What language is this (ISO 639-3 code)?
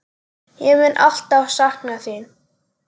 isl